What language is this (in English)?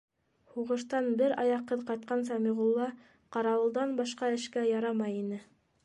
Bashkir